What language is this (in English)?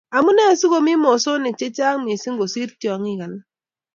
Kalenjin